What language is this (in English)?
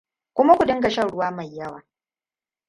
Hausa